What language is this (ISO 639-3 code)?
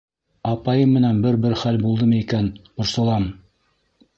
bak